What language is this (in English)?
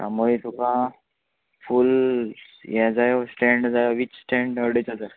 Konkani